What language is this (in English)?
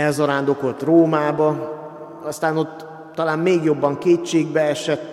Hungarian